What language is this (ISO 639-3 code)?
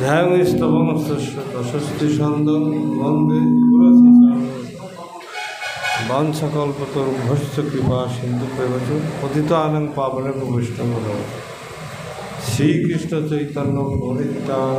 tur